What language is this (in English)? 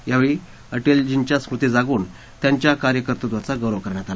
Marathi